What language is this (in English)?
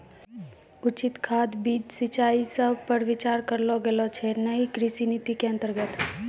Maithili